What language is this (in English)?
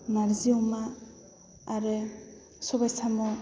Bodo